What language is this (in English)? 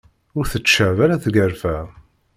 Kabyle